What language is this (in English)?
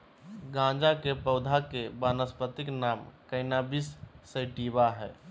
Magahi